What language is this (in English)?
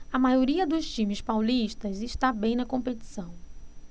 Portuguese